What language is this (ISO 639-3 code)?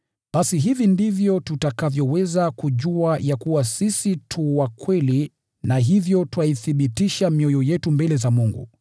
swa